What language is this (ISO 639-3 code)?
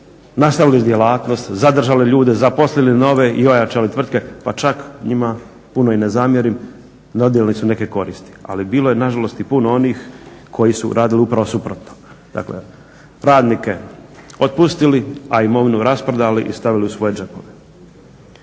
hrv